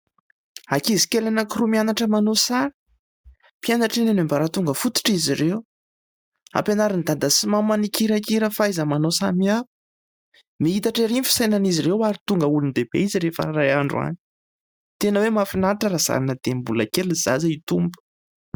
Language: Malagasy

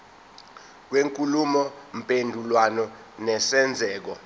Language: Zulu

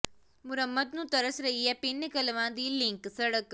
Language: Punjabi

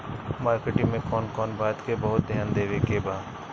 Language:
Bhojpuri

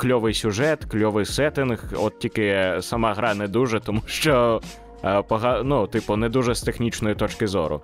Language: Ukrainian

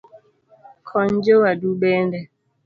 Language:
Luo (Kenya and Tanzania)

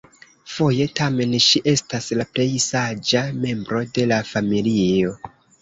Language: Esperanto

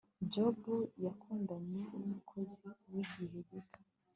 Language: Kinyarwanda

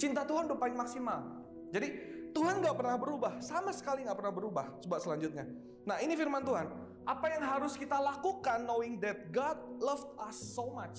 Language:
Indonesian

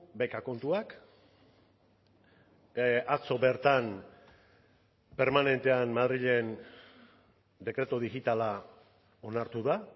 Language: Basque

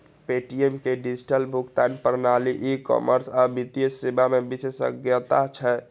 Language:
Maithili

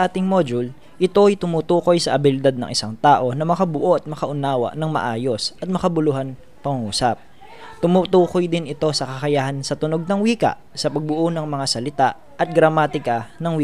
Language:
Filipino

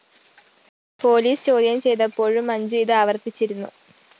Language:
Malayalam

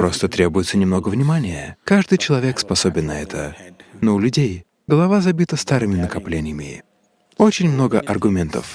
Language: Russian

